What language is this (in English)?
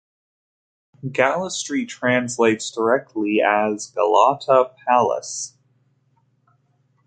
English